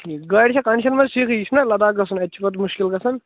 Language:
Kashmiri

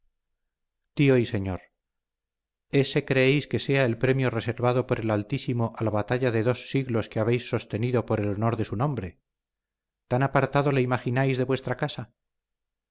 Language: Spanish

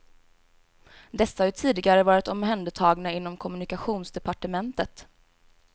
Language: Swedish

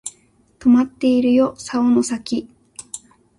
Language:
Japanese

